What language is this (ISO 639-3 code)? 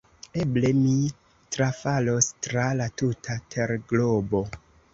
epo